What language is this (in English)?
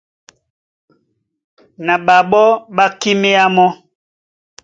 Duala